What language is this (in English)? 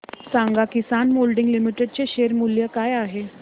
Marathi